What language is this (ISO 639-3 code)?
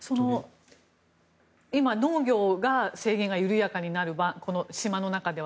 jpn